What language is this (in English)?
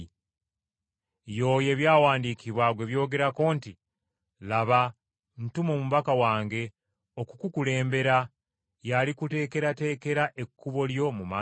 Ganda